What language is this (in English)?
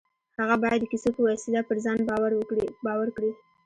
Pashto